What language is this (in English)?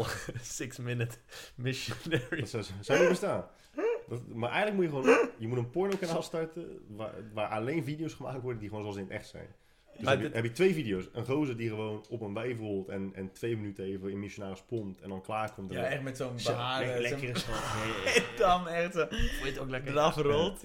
Dutch